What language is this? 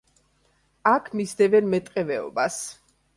Georgian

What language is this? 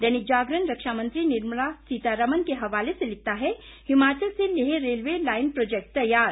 Hindi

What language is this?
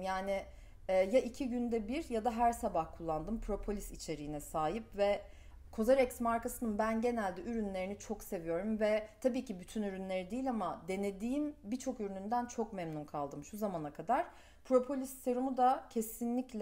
Turkish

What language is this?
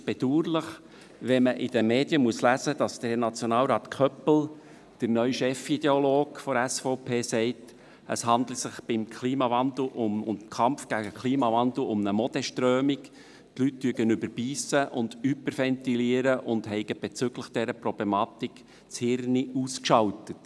Swiss German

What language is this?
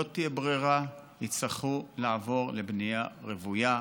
Hebrew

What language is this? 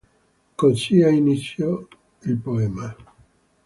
Italian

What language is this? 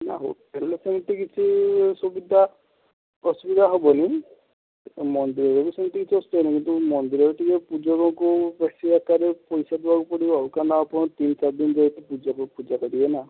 Odia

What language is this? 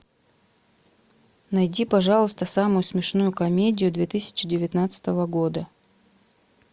Russian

